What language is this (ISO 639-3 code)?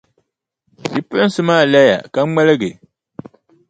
dag